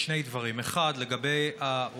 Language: Hebrew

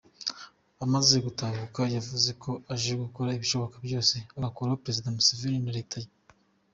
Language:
Kinyarwanda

